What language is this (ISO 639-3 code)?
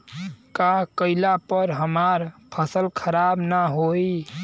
bho